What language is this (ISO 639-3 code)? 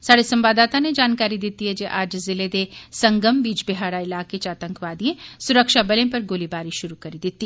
doi